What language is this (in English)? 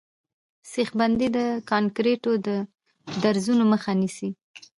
Pashto